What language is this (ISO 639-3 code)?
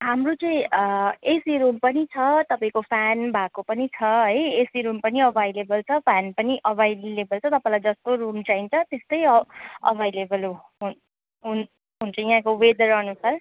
nep